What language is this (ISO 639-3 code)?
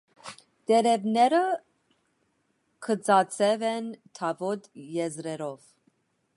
hye